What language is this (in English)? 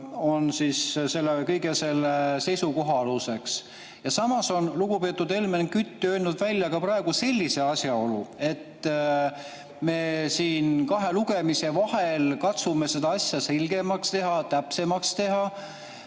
Estonian